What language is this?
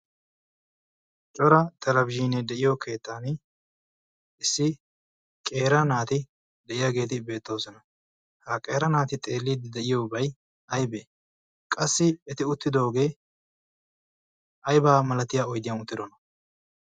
Wolaytta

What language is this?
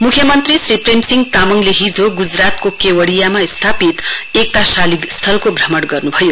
Nepali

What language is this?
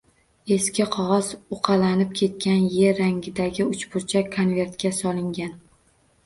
Uzbek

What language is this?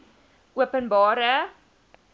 Afrikaans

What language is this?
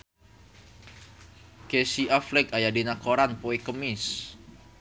Sundanese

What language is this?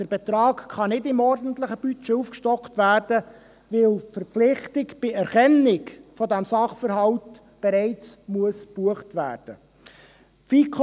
Swiss German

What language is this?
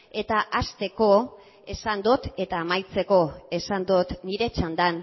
Basque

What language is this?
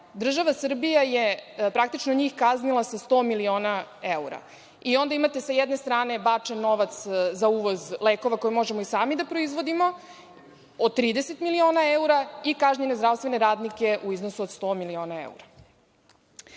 Serbian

